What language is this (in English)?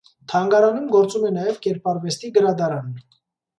Armenian